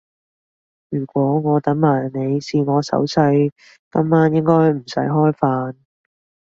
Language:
Cantonese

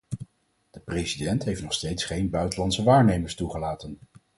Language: Dutch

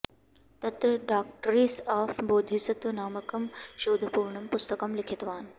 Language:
Sanskrit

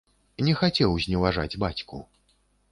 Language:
Belarusian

